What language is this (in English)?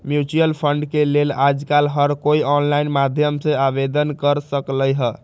Magahi